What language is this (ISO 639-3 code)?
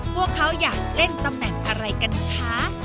tha